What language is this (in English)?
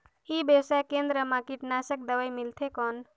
Chhattisgarhi